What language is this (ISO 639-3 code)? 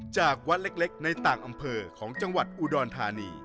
tha